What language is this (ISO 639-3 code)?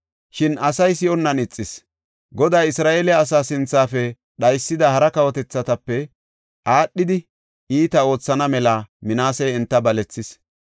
gof